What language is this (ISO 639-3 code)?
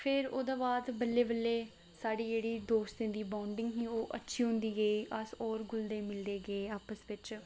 doi